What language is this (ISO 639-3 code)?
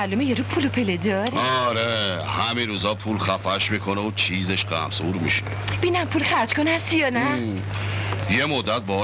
fas